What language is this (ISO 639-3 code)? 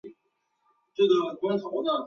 zho